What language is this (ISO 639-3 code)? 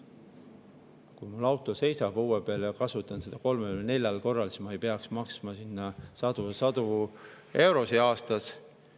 est